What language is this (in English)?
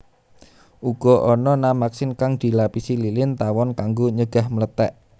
Javanese